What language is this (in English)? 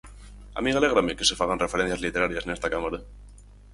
Galician